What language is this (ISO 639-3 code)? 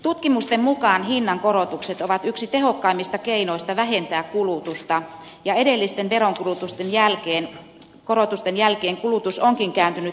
fin